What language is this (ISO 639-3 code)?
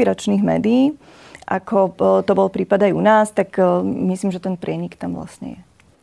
slk